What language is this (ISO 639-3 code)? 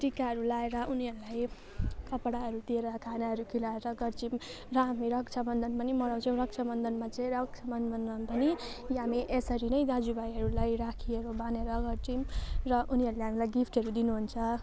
nep